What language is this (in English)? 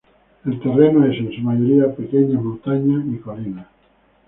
Spanish